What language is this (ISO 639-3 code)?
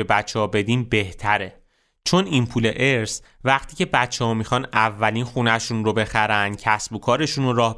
fas